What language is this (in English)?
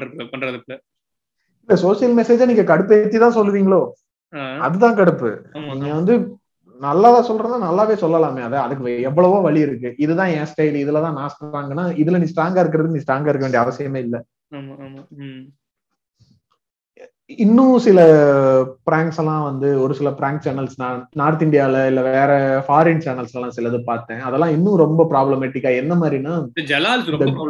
Tamil